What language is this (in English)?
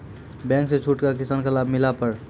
Maithili